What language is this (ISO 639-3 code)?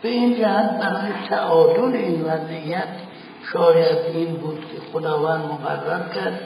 fas